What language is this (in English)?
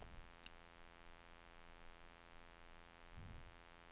Swedish